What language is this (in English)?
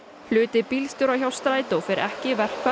Icelandic